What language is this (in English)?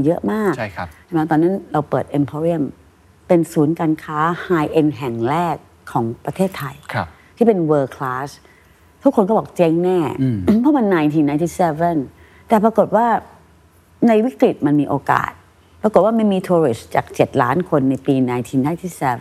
Thai